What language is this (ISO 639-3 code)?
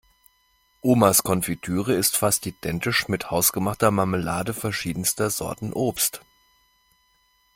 deu